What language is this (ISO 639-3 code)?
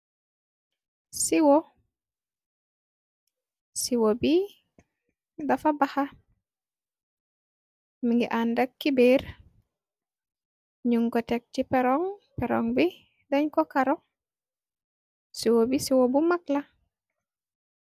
wol